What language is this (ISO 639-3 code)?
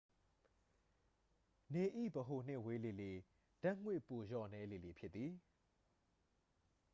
mya